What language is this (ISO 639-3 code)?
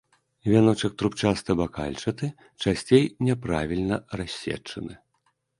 bel